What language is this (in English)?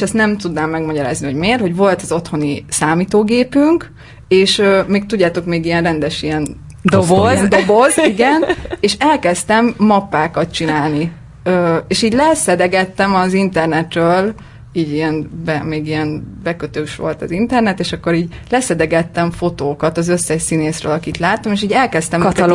Hungarian